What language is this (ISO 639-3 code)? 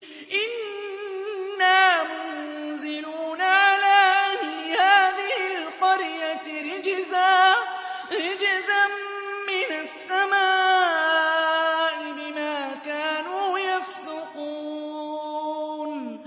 ara